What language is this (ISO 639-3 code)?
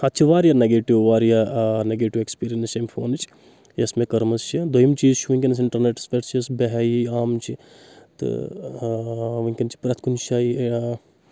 kas